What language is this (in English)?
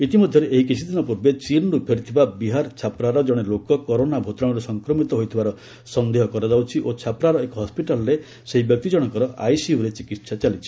Odia